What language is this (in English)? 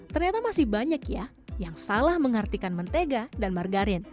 Indonesian